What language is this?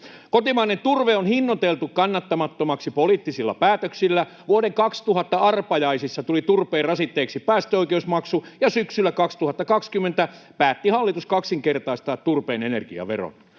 Finnish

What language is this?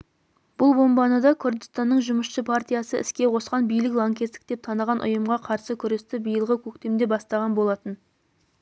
Kazakh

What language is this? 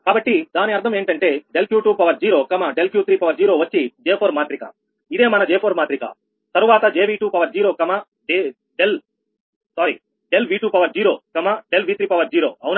Telugu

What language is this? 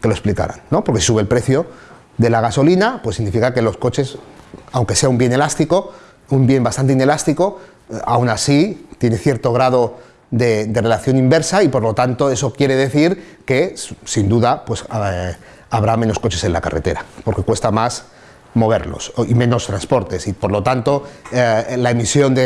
Spanish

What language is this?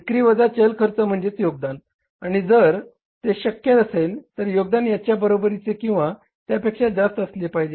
Marathi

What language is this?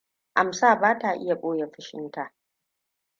Hausa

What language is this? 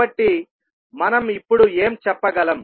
Telugu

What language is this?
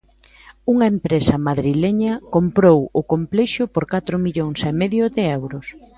Galician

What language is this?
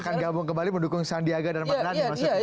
Indonesian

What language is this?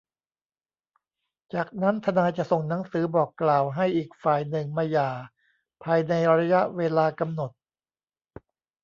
Thai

